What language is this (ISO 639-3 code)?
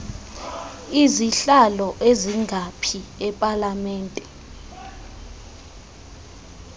xho